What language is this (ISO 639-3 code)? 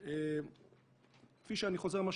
heb